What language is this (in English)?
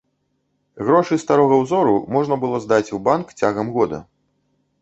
Belarusian